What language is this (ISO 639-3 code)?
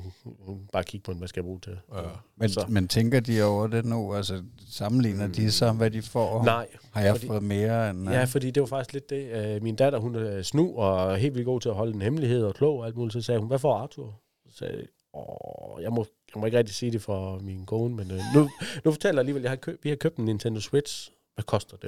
dan